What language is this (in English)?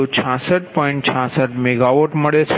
Gujarati